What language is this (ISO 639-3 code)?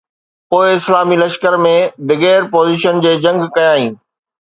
snd